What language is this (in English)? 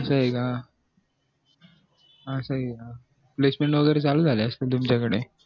Marathi